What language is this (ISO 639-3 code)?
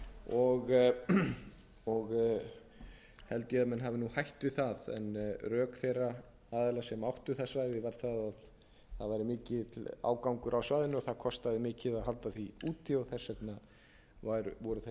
isl